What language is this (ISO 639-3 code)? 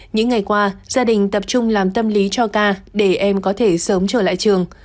vie